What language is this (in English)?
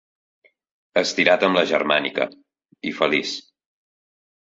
Catalan